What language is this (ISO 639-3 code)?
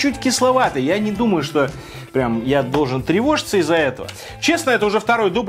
rus